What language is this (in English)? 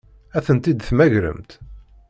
Kabyle